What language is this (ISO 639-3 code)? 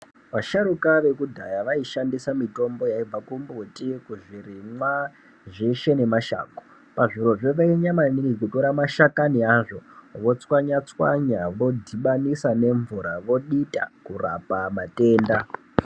ndc